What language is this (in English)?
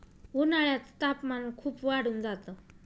Marathi